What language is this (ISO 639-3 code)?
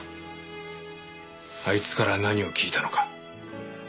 jpn